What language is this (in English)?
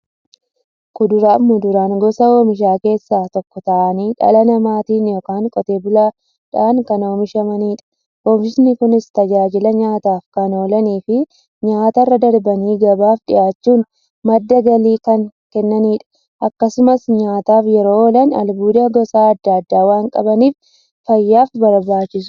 Oromo